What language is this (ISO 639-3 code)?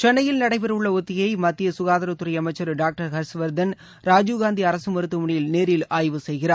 tam